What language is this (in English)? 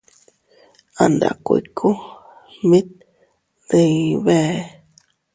Teutila Cuicatec